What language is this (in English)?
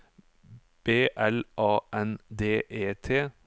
Norwegian